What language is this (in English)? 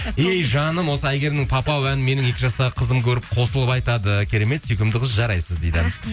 Kazakh